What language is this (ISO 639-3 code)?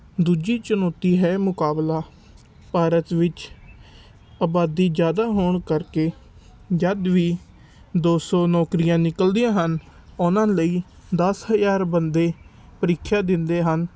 pan